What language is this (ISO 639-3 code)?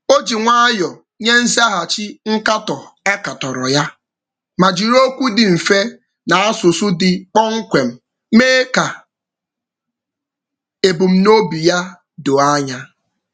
ibo